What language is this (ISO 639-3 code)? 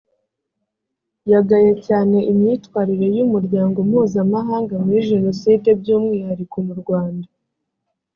kin